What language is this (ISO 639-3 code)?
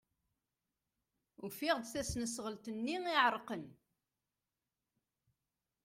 kab